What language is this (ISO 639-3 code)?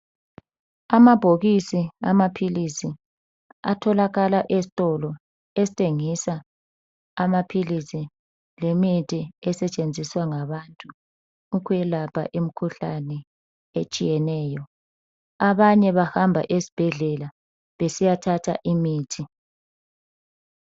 nde